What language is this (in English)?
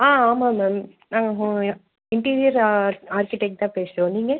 Tamil